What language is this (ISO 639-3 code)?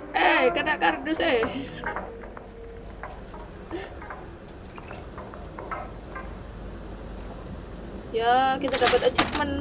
ind